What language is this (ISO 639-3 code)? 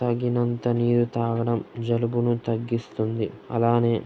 tel